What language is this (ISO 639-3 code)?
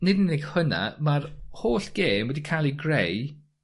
cym